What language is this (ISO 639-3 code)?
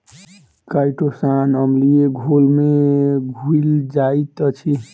mai